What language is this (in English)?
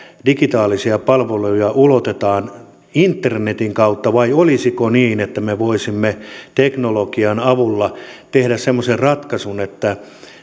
Finnish